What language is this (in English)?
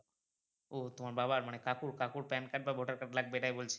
Bangla